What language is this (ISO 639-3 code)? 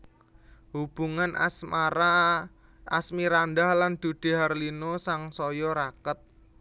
jav